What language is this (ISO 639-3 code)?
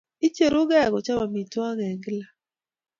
kln